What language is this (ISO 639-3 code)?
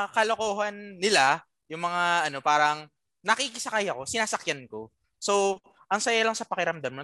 fil